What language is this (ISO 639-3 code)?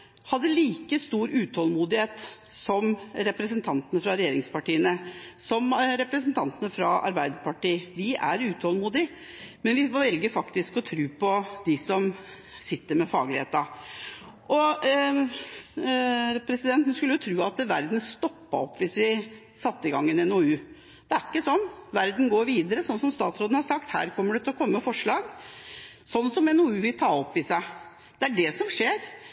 nob